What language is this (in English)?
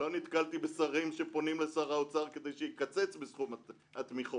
Hebrew